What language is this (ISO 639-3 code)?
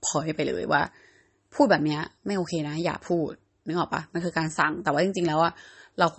tha